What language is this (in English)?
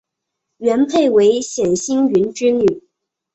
Chinese